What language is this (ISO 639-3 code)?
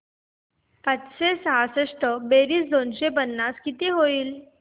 mar